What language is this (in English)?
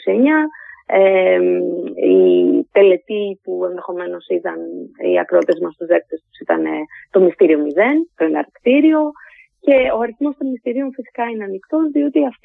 Greek